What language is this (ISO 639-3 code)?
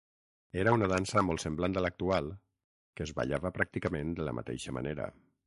cat